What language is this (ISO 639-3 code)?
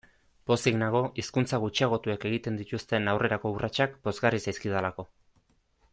eus